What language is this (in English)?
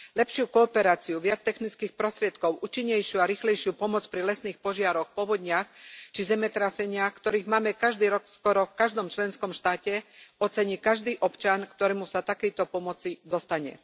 Slovak